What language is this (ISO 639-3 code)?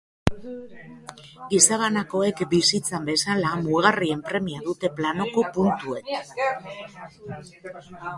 eus